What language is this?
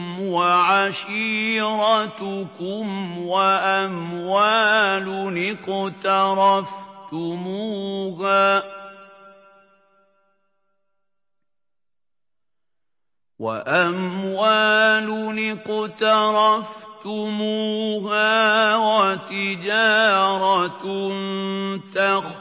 Arabic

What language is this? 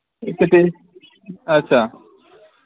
Dogri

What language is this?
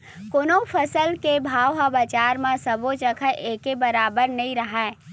Chhattisgarhi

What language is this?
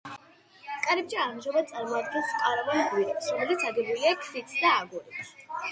Georgian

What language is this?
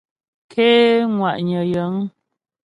Ghomala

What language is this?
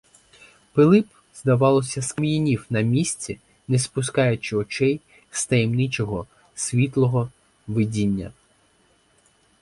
Ukrainian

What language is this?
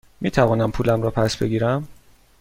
Persian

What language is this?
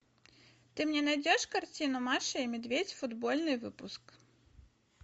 Russian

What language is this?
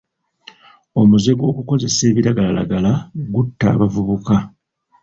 Ganda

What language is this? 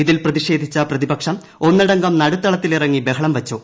Malayalam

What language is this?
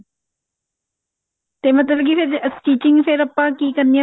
Punjabi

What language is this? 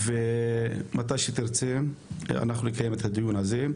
Hebrew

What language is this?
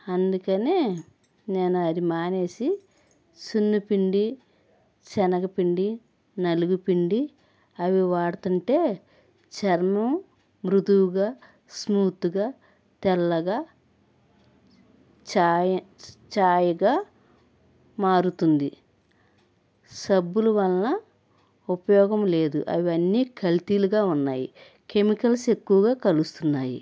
Telugu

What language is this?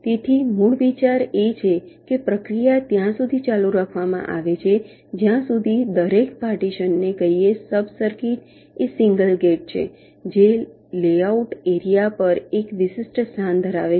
Gujarati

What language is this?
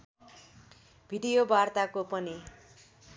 Nepali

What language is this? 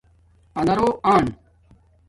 Domaaki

